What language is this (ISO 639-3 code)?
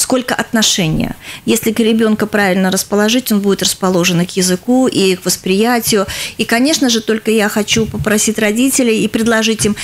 rus